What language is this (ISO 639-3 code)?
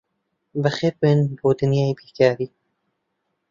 ckb